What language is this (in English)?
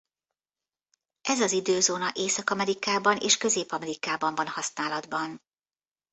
Hungarian